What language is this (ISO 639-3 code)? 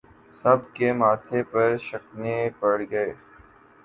urd